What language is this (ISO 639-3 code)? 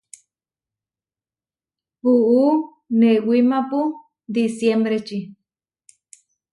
var